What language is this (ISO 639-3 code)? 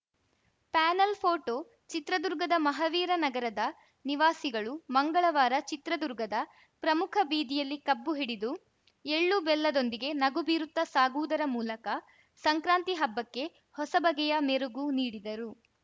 kan